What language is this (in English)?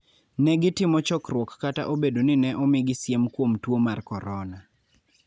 Luo (Kenya and Tanzania)